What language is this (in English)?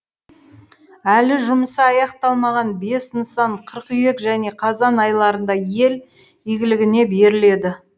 Kazakh